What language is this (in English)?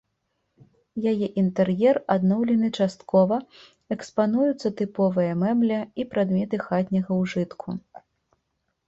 Belarusian